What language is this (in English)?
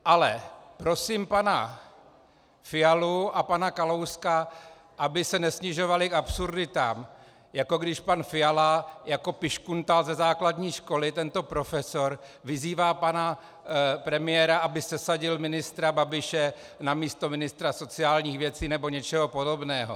Czech